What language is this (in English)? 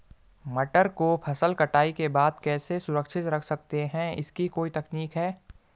Hindi